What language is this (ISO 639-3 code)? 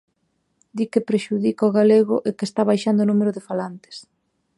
glg